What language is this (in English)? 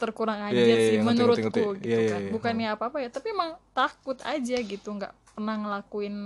Indonesian